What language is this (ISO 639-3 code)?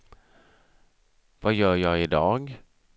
swe